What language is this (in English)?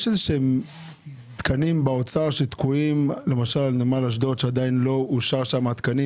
Hebrew